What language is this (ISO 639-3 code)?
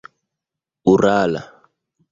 epo